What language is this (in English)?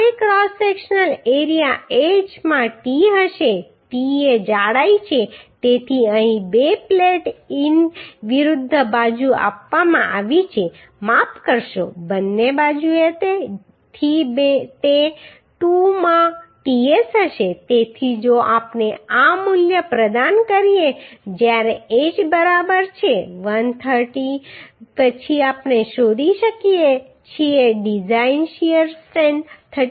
Gujarati